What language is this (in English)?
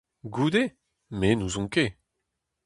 Breton